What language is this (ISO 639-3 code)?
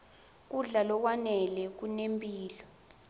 ssw